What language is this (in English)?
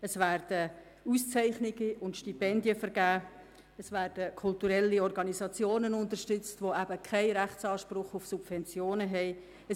Swiss German